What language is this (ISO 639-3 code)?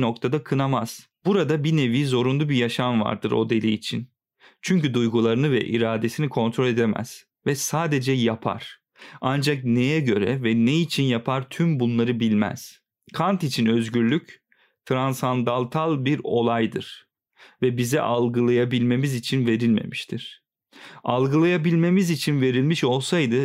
tur